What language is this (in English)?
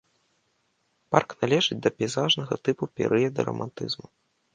Belarusian